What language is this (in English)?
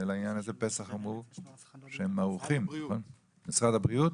Hebrew